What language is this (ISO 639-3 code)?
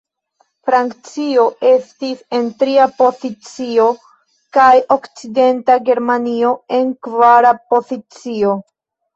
epo